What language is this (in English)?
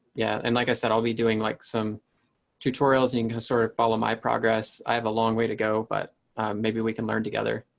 English